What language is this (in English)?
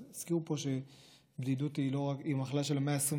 Hebrew